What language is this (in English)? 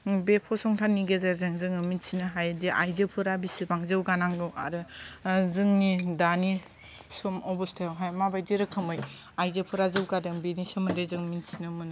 Bodo